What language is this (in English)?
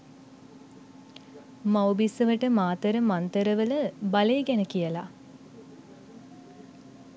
Sinhala